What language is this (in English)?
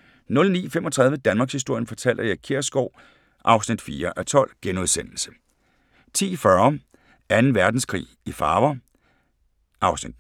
Danish